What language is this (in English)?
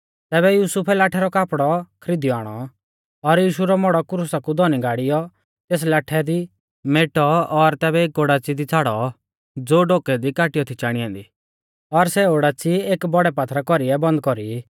Mahasu Pahari